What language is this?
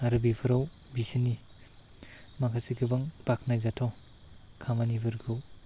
Bodo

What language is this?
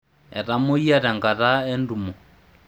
Masai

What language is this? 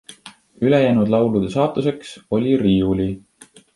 Estonian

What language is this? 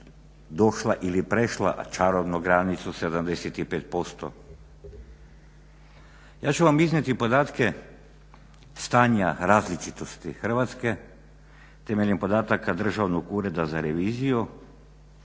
Croatian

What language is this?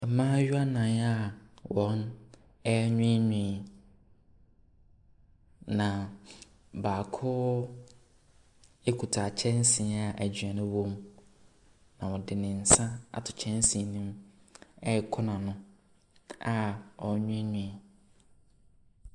Akan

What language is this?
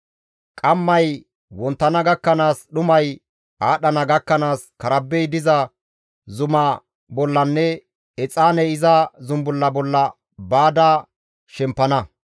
Gamo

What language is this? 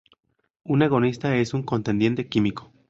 Spanish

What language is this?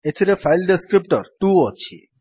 Odia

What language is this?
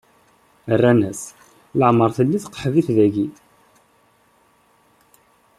Kabyle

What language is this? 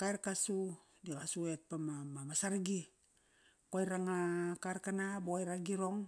Kairak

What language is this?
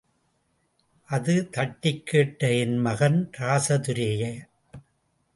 Tamil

